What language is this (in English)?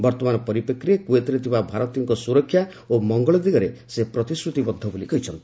Odia